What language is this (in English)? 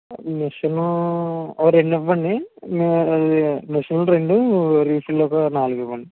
Telugu